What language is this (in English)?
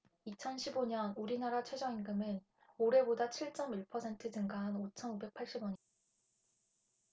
Korean